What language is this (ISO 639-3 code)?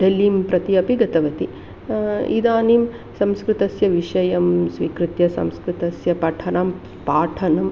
san